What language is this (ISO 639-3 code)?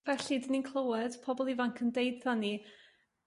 cym